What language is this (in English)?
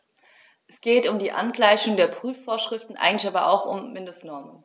German